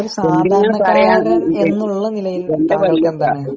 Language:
Malayalam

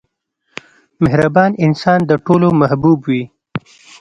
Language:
Pashto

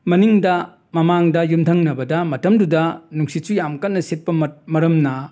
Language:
Manipuri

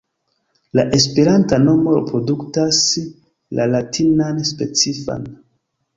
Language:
Esperanto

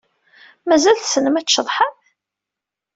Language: Kabyle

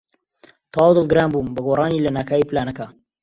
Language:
Central Kurdish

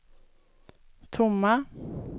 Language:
Swedish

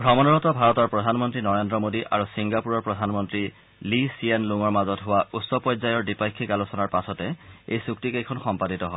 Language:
Assamese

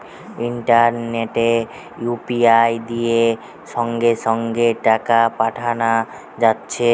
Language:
Bangla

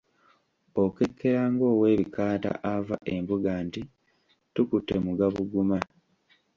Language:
Ganda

